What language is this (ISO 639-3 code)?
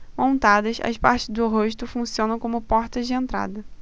por